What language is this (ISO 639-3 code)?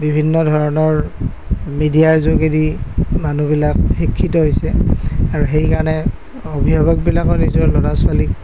asm